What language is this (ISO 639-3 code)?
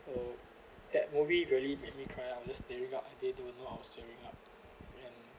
eng